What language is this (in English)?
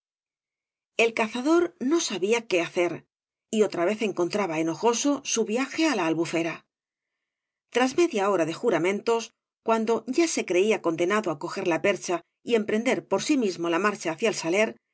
Spanish